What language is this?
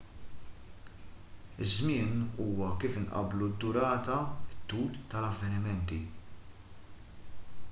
Maltese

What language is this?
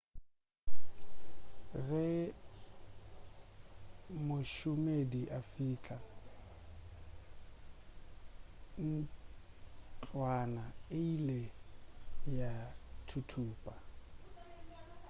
Northern Sotho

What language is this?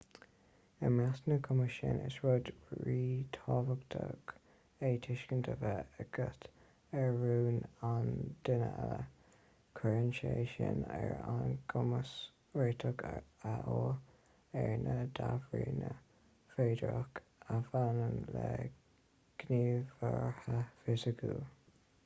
Irish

